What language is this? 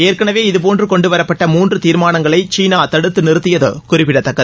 Tamil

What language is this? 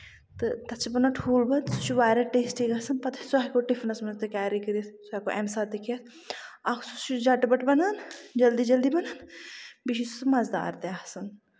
Kashmiri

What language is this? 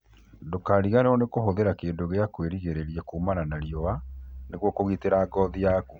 Kikuyu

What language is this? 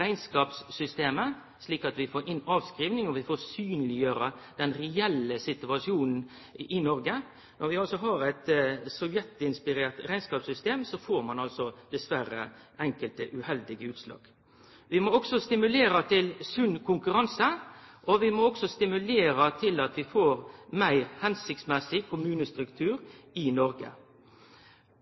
Norwegian Nynorsk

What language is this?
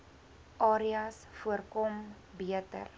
Afrikaans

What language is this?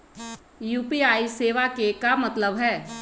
Magahi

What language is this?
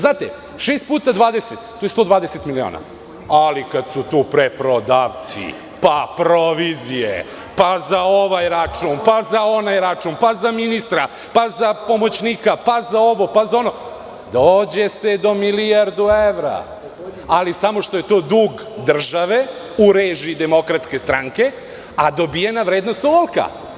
Serbian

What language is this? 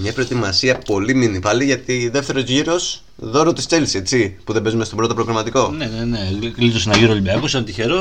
Greek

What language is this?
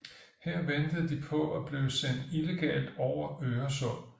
Danish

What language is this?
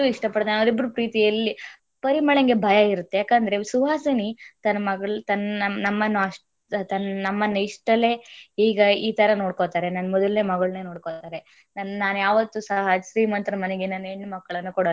Kannada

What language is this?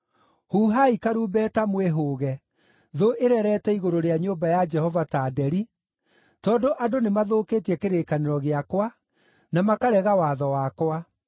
Kikuyu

